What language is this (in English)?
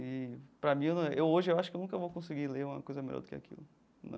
Portuguese